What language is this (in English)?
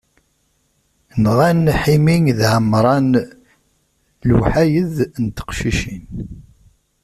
Kabyle